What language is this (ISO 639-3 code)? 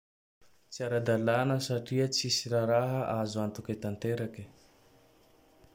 tdx